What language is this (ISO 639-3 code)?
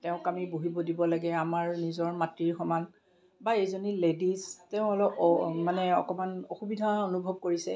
asm